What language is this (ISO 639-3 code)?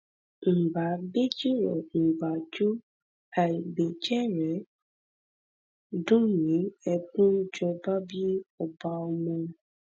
yor